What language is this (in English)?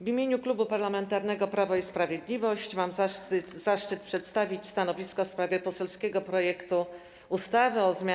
Polish